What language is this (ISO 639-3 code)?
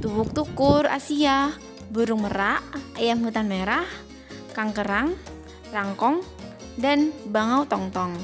ind